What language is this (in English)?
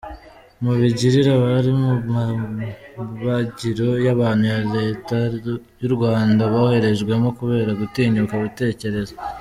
Kinyarwanda